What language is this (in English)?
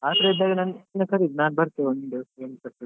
Kannada